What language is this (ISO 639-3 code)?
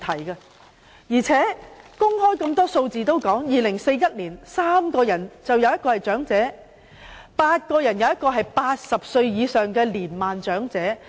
yue